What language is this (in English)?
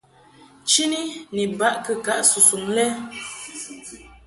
Mungaka